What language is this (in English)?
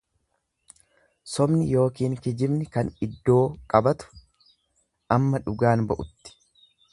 Oromo